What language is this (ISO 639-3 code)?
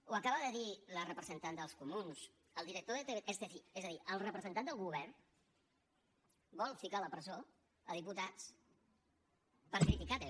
cat